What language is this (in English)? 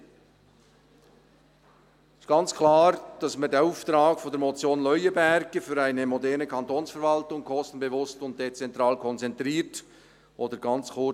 Swiss German